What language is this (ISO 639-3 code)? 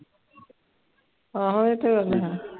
pan